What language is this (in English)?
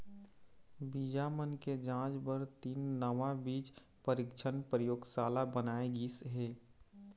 Chhattisgarhi